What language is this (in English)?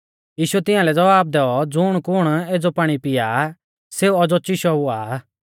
Mahasu Pahari